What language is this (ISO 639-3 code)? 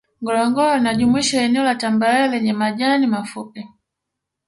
swa